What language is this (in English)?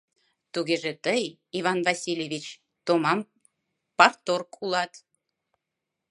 Mari